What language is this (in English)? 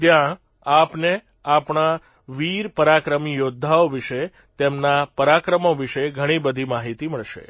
Gujarati